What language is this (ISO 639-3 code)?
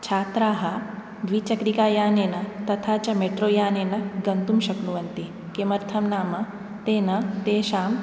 san